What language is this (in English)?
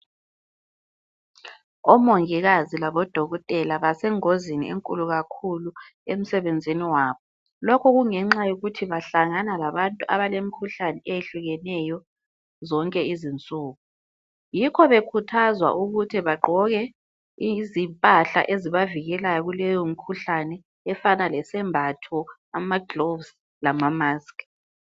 North Ndebele